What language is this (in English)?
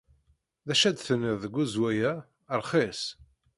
Kabyle